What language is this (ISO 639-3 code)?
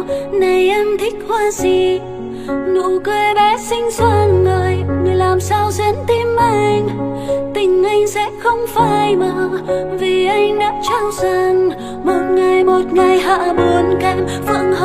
vie